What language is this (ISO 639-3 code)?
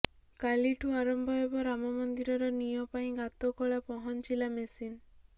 ori